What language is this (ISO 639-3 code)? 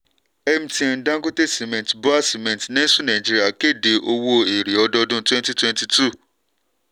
yor